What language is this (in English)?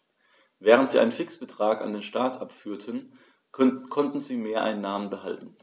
German